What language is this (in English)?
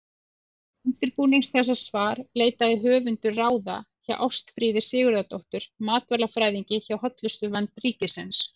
Icelandic